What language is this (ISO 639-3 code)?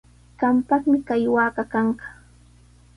qws